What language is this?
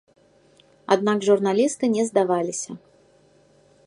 Belarusian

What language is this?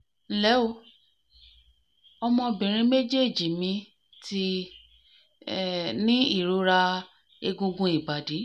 Yoruba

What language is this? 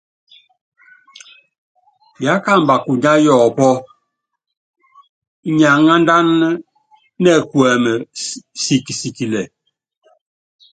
Yangben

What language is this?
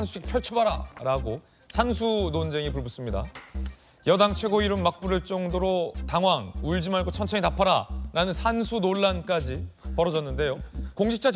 Korean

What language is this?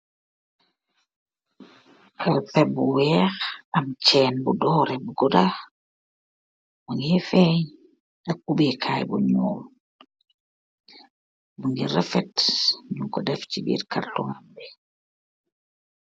Wolof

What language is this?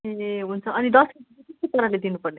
Nepali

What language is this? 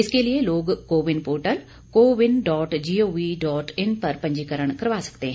Hindi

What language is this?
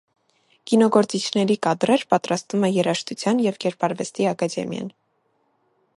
Armenian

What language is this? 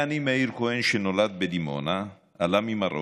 Hebrew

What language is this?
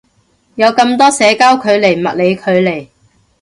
Cantonese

